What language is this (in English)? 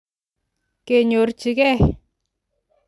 Kalenjin